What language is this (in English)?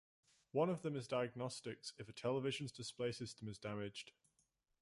English